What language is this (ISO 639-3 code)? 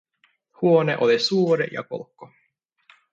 fin